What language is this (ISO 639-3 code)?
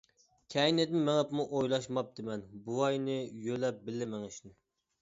uig